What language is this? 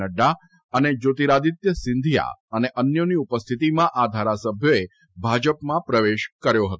Gujarati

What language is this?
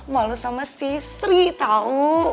Indonesian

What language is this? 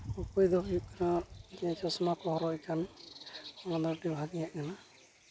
Santali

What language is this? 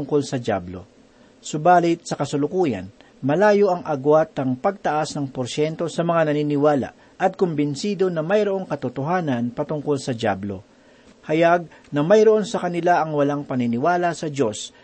Filipino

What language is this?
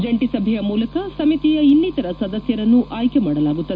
Kannada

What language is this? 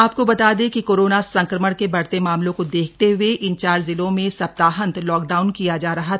Hindi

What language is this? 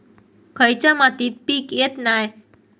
Marathi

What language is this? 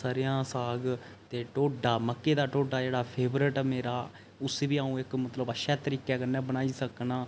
Dogri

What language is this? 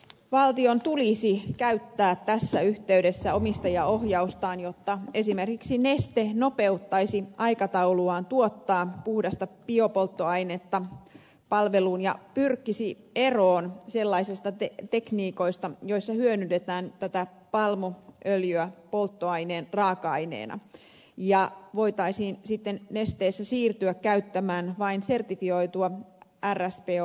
Finnish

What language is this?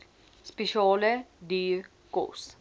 Afrikaans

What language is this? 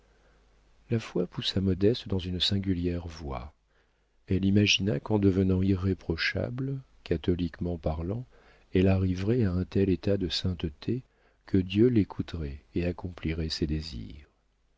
French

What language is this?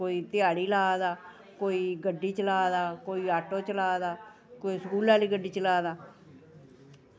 Dogri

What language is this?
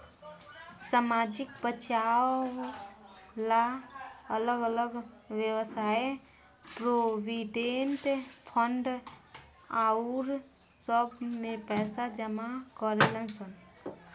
Bhojpuri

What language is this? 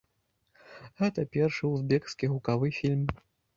Belarusian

